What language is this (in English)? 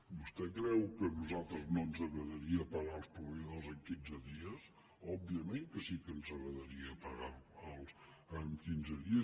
Catalan